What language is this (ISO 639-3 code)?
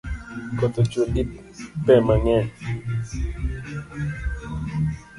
luo